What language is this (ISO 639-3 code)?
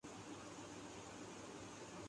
urd